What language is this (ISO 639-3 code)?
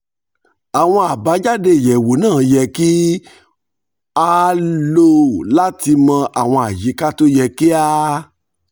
yor